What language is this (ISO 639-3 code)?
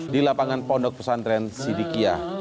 ind